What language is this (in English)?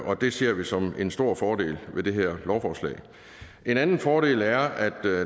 Danish